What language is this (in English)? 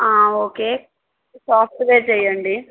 Telugu